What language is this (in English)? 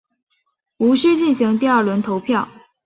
Chinese